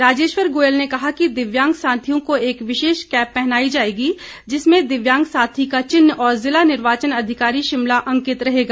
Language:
Hindi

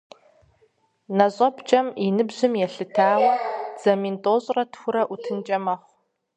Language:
Kabardian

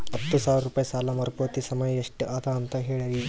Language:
Kannada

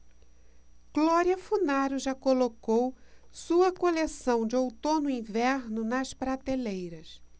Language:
Portuguese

